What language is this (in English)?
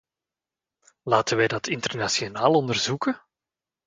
Dutch